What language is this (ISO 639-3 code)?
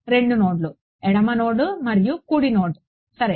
tel